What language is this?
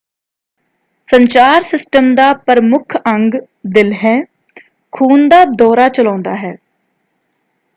Punjabi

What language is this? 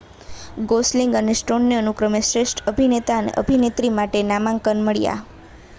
Gujarati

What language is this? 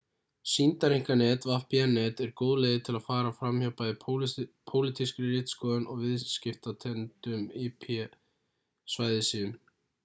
Icelandic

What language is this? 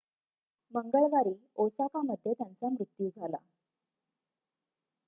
Marathi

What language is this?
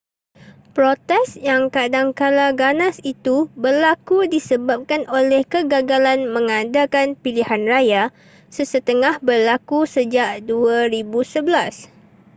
Malay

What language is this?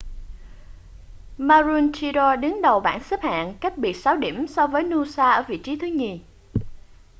Vietnamese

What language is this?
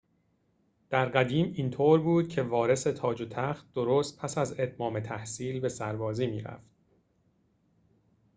Persian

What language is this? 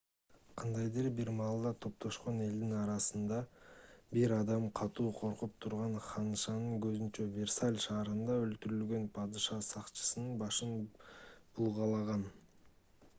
Kyrgyz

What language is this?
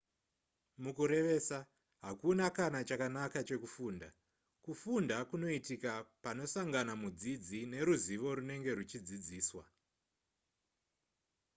Shona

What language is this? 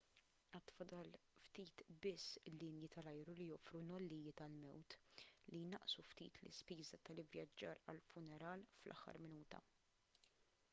Maltese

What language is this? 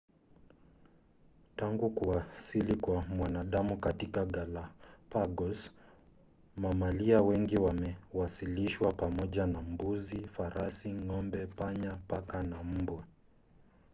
Swahili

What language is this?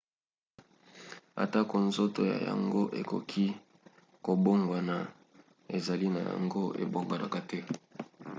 Lingala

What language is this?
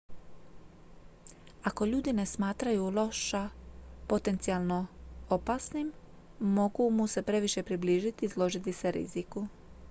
Croatian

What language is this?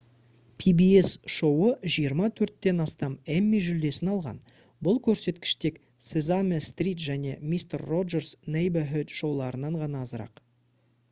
Kazakh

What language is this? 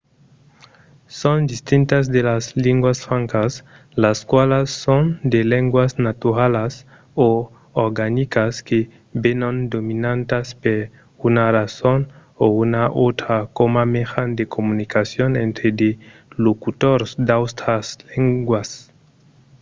Occitan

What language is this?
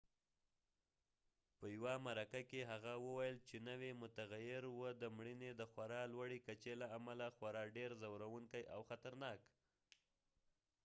Pashto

